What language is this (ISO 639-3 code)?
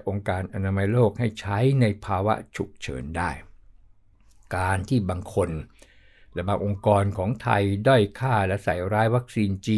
tha